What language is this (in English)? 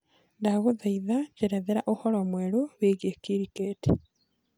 Kikuyu